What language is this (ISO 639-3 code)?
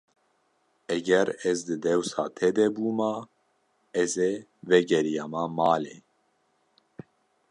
kur